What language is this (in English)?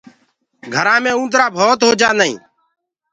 Gurgula